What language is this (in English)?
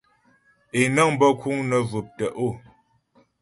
Ghomala